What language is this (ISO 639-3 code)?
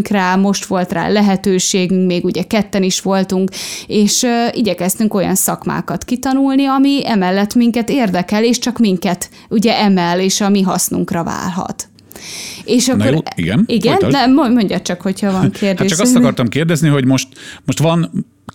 hun